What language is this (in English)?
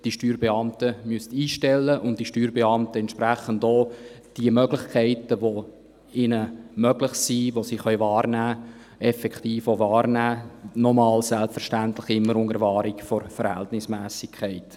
Swiss German